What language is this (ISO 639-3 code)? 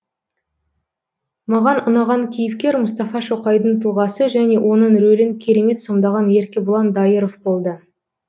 kaz